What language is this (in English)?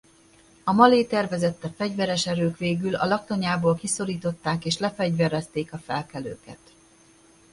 Hungarian